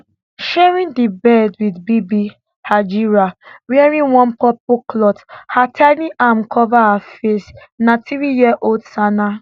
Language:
Nigerian Pidgin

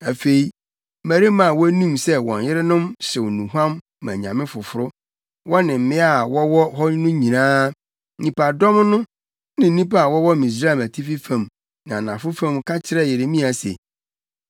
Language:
Akan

